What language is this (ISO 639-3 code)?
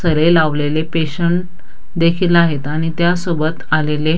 mar